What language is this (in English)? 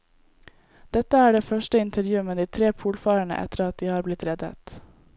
Norwegian